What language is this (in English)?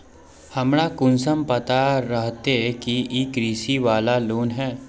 Magahi